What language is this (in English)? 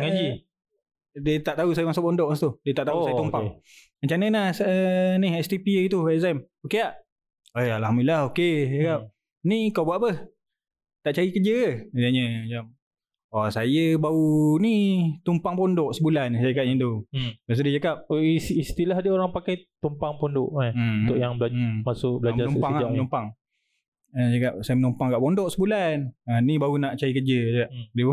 Malay